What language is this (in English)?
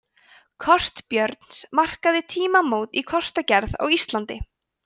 Icelandic